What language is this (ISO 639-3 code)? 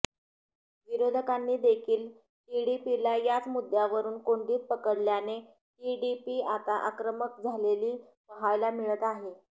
mar